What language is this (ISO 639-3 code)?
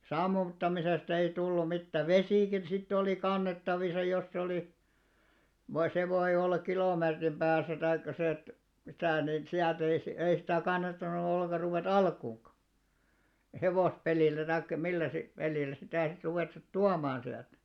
fin